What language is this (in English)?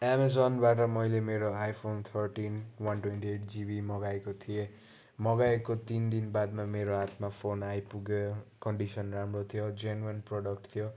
Nepali